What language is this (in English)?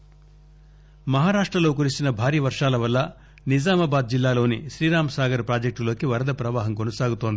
Telugu